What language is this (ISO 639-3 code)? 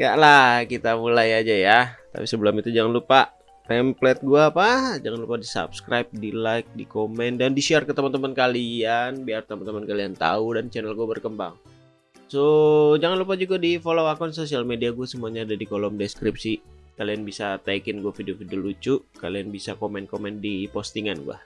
ind